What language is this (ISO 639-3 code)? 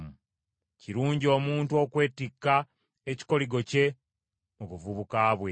lug